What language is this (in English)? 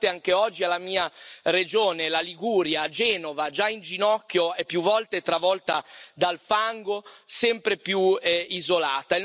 Italian